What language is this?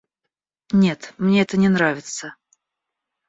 Russian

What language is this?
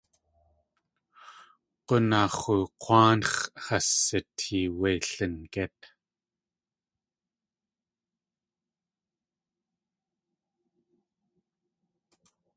Tlingit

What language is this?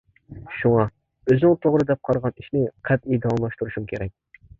Uyghur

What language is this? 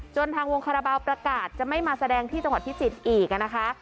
Thai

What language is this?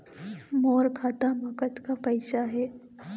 Chhattisgarhi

